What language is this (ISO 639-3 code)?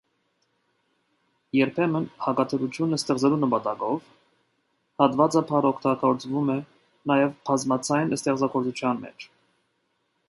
hye